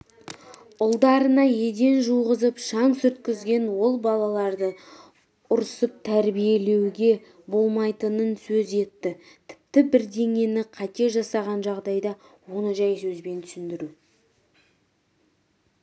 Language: Kazakh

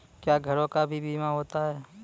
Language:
Maithili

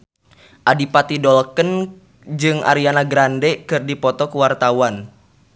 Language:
Sundanese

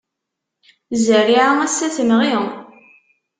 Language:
Kabyle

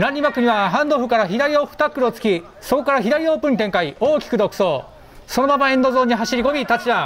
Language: Japanese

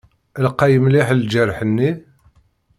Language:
Kabyle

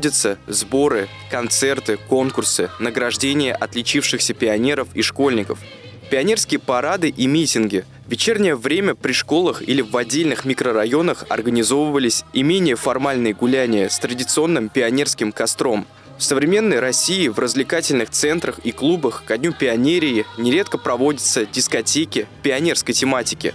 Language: Russian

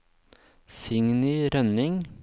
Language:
Norwegian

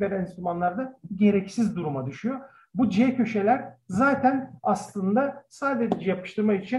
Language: Turkish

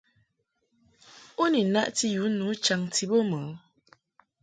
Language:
Mungaka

